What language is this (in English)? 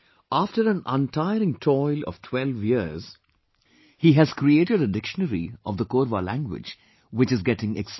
English